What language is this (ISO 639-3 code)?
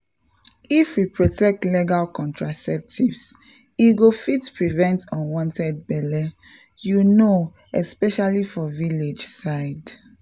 pcm